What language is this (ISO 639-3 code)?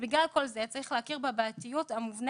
heb